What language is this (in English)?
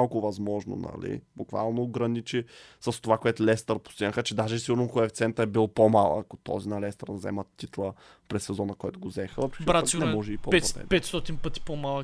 Bulgarian